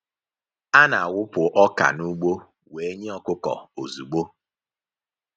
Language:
Igbo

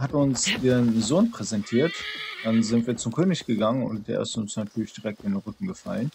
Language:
German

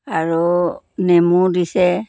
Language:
Assamese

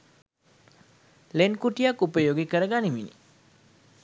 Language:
Sinhala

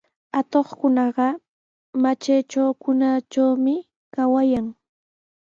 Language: Sihuas Ancash Quechua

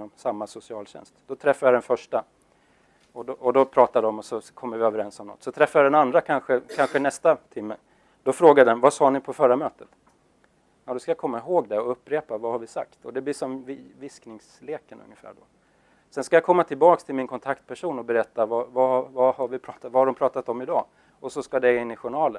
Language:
Swedish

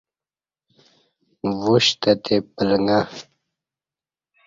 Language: Kati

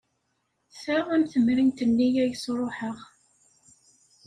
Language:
Kabyle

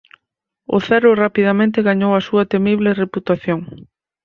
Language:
Galician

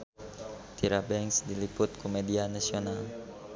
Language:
Sundanese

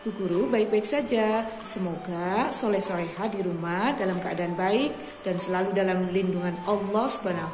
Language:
Indonesian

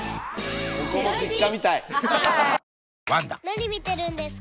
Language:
Japanese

